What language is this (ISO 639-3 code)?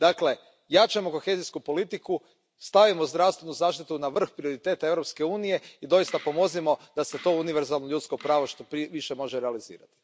hrv